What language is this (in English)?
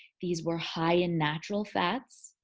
English